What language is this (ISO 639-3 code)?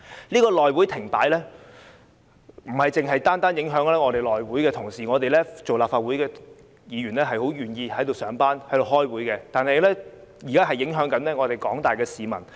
yue